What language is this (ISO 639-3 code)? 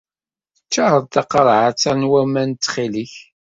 kab